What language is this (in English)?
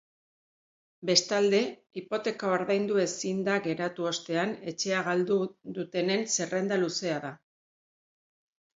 Basque